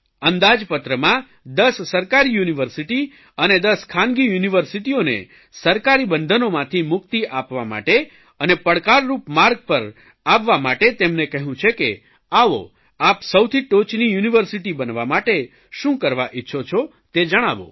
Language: Gujarati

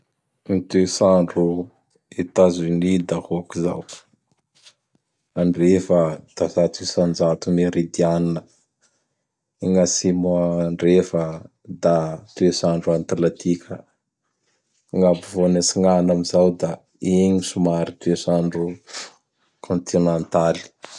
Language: Bara Malagasy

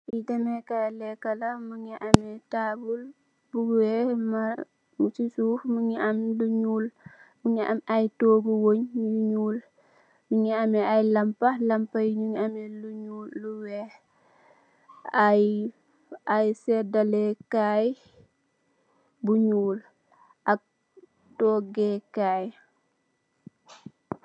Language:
Wolof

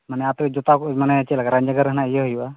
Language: Santali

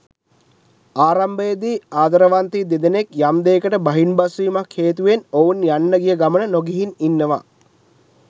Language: Sinhala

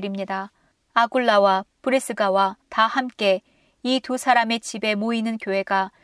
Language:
Korean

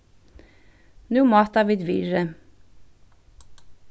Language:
Faroese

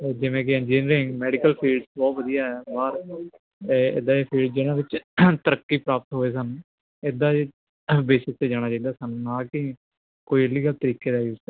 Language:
Punjabi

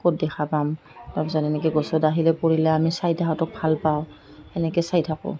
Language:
Assamese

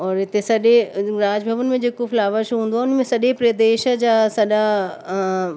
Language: Sindhi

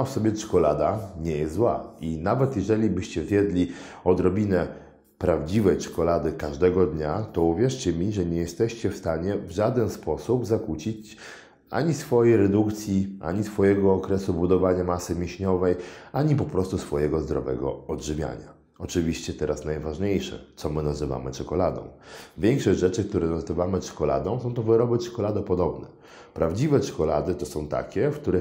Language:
Polish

